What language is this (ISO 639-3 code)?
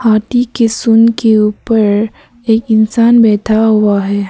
hin